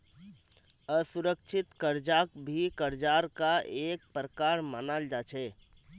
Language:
Magahi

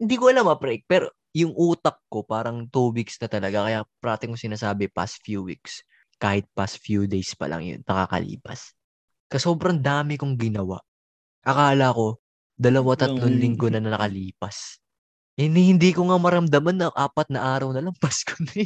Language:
Filipino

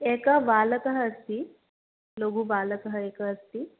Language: Sanskrit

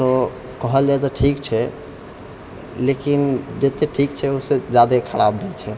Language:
Maithili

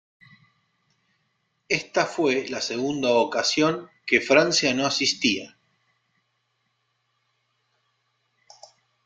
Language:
Spanish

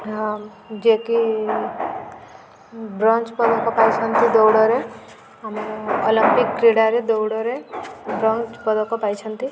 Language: Odia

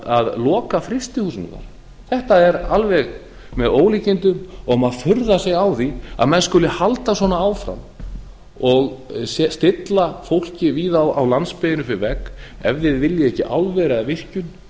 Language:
Icelandic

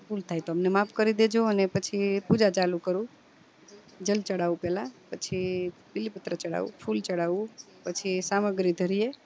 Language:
Gujarati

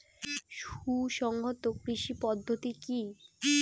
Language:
Bangla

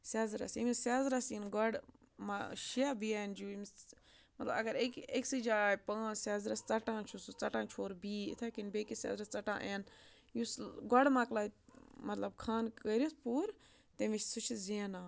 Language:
Kashmiri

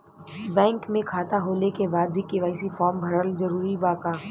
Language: Bhojpuri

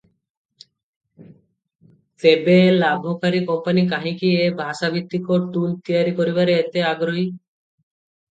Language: Odia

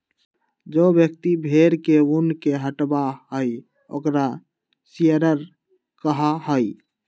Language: Magahi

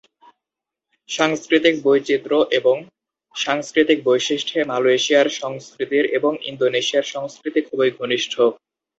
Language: Bangla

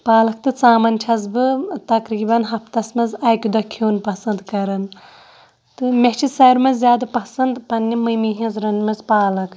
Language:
Kashmiri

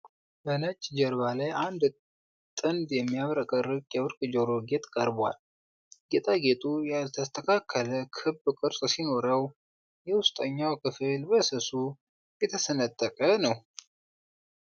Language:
Amharic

